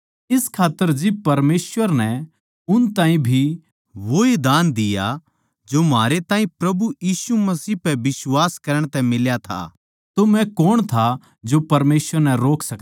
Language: Haryanvi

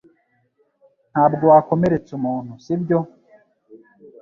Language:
Kinyarwanda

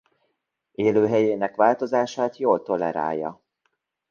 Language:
Hungarian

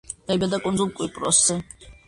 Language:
Georgian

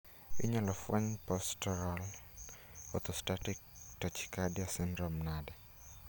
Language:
Luo (Kenya and Tanzania)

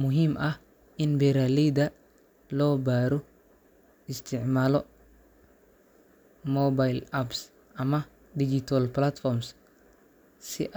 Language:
Somali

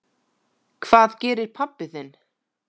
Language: Icelandic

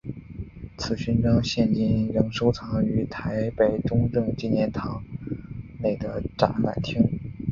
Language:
Chinese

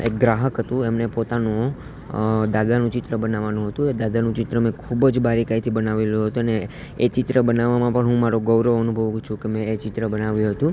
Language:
Gujarati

